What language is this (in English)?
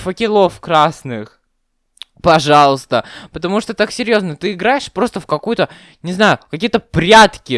Russian